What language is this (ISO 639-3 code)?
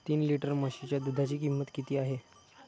mar